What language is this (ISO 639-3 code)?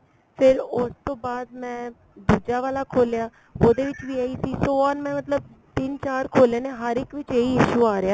pan